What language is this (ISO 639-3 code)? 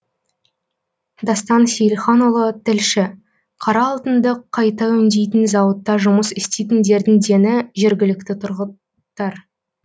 kaz